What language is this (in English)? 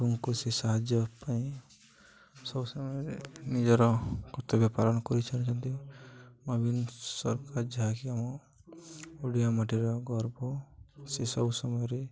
Odia